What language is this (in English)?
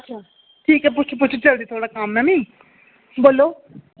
Dogri